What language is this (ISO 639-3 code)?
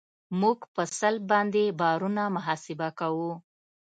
pus